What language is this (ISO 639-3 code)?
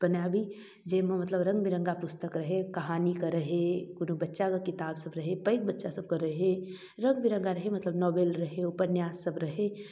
mai